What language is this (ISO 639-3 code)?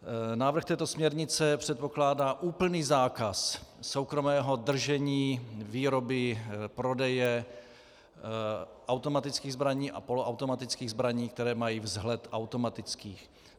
ces